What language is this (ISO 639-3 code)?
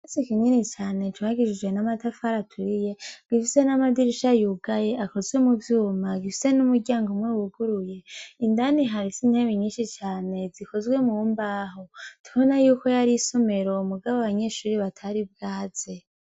run